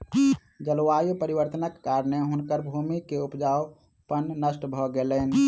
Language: Maithili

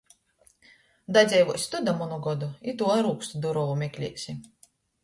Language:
Latgalian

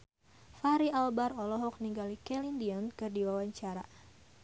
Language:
Sundanese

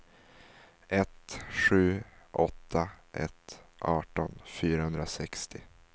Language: Swedish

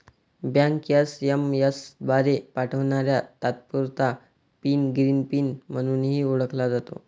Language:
Marathi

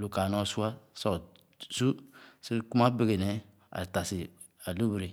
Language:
Khana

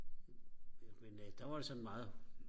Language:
Danish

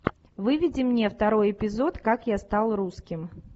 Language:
Russian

